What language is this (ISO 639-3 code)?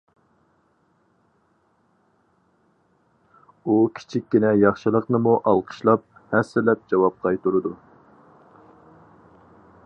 uig